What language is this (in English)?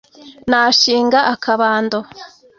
Kinyarwanda